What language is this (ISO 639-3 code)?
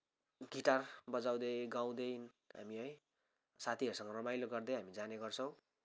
nep